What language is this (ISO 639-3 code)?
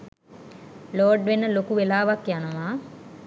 sin